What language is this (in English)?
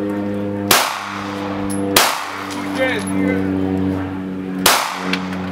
Spanish